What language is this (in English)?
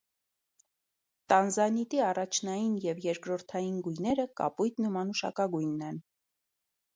Armenian